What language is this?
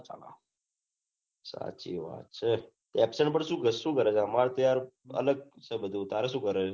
Gujarati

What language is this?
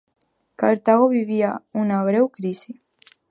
Catalan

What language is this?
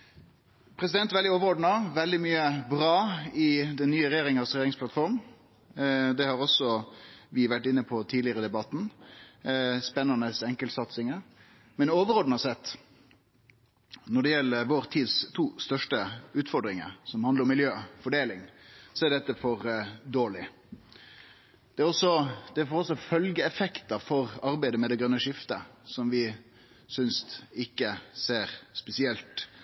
Norwegian Nynorsk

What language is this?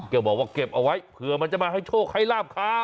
Thai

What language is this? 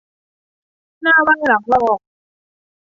Thai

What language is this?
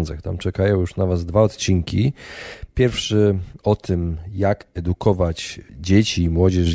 Polish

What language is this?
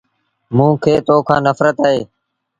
Sindhi Bhil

